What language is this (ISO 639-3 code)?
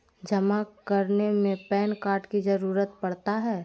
mag